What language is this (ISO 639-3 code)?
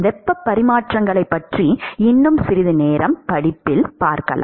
tam